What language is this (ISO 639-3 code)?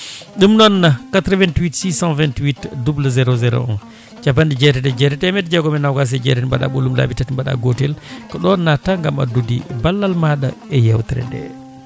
ful